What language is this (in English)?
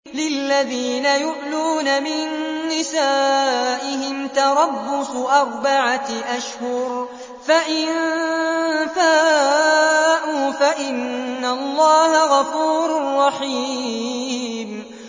Arabic